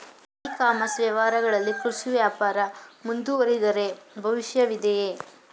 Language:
Kannada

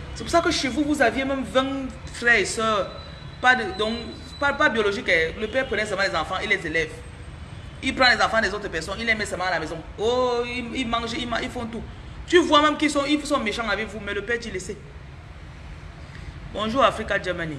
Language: French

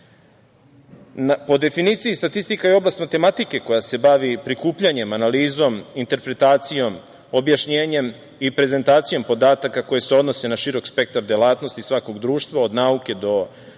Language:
Serbian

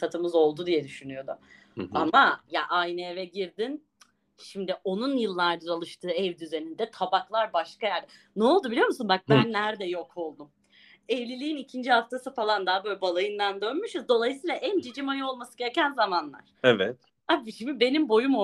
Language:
Turkish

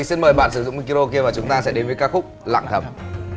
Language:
Vietnamese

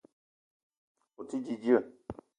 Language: Eton (Cameroon)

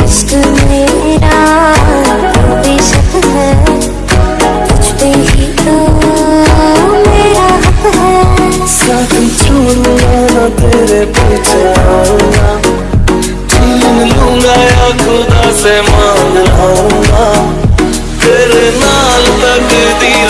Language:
Hindi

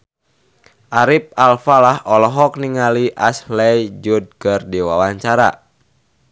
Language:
Sundanese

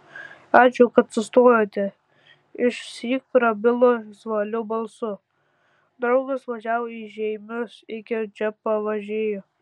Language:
Lithuanian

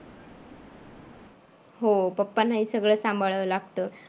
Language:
Marathi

